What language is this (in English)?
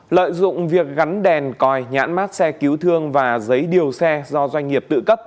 Vietnamese